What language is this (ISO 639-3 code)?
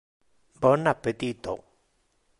ina